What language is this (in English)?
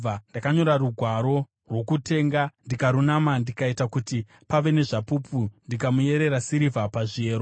Shona